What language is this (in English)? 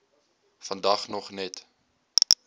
Afrikaans